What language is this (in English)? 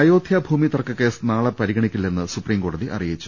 Malayalam